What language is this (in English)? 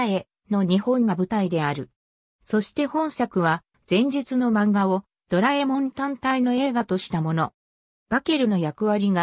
Japanese